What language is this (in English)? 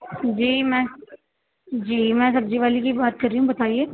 Urdu